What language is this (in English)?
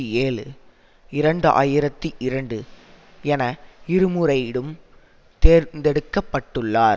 Tamil